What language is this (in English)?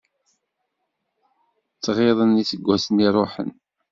Kabyle